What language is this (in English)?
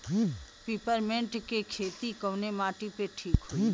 Bhojpuri